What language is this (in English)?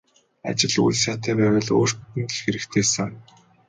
Mongolian